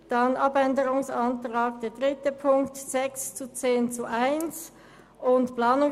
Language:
Swiss German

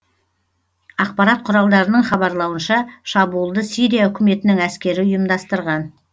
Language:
Kazakh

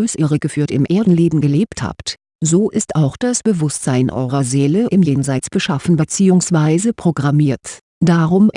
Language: German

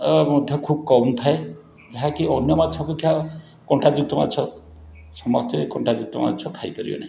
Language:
Odia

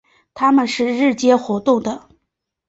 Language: Chinese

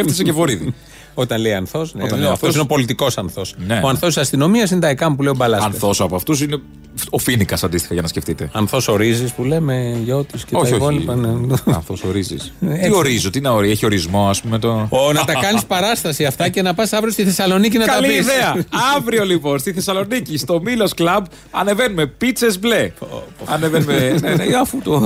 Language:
Greek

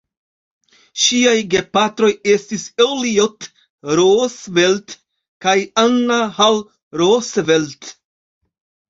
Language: Esperanto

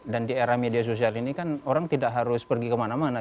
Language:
Indonesian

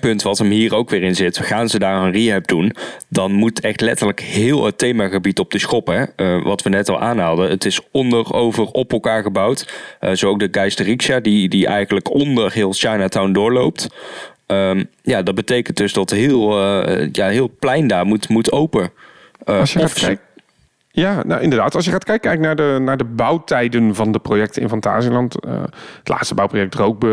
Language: Dutch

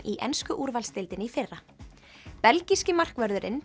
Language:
Icelandic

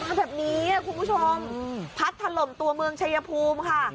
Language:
Thai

